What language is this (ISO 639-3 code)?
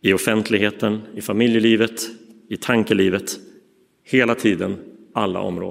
swe